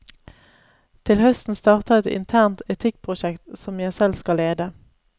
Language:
Norwegian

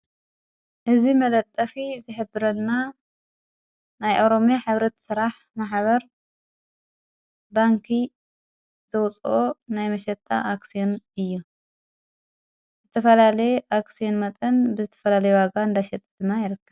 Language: Tigrinya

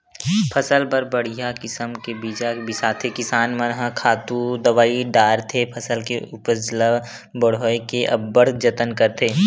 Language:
Chhattisgarhi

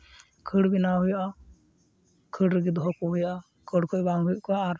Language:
Santali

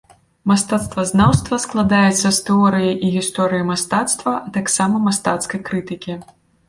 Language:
Belarusian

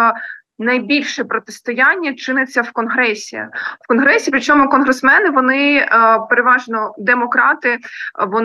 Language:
Ukrainian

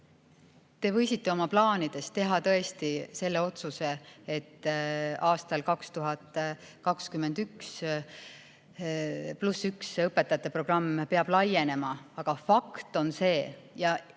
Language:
Estonian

